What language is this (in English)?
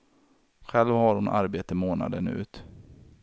Swedish